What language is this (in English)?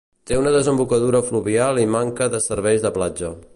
Catalan